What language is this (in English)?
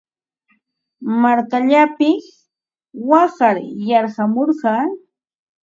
Ambo-Pasco Quechua